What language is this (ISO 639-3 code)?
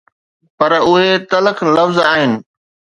snd